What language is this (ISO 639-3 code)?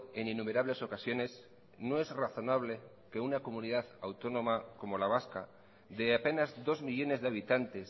spa